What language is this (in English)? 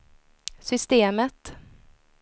Swedish